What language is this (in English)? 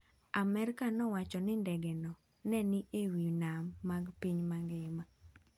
Luo (Kenya and Tanzania)